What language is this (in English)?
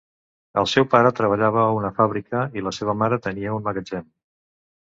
Catalan